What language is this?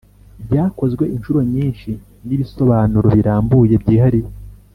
Kinyarwanda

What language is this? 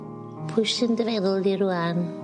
Welsh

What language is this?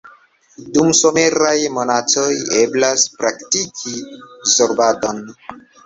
Esperanto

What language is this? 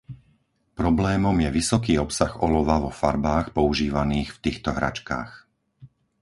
Slovak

